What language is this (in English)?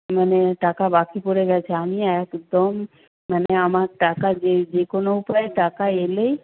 Bangla